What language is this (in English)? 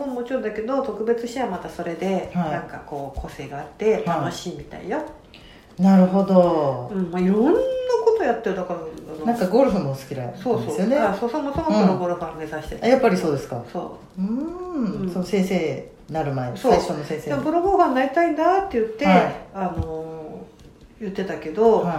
Japanese